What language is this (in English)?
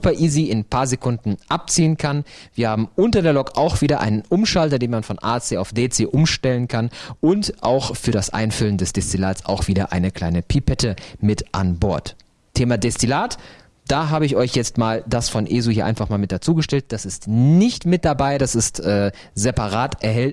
German